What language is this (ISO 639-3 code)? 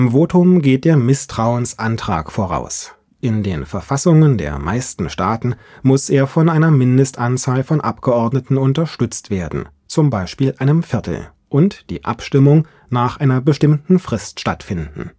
deu